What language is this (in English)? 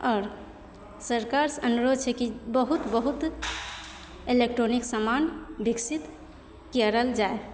Maithili